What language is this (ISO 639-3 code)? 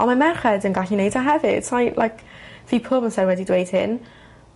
cym